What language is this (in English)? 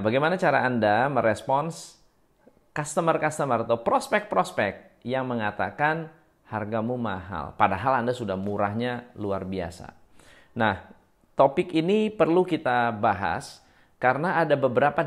Indonesian